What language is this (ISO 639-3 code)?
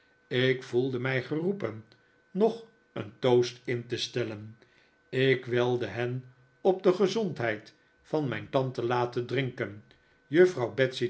nld